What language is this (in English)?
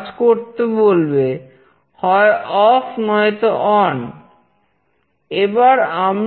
Bangla